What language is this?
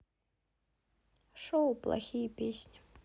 Russian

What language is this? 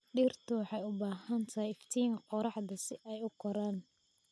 Somali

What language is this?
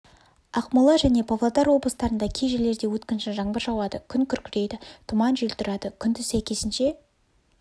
Kazakh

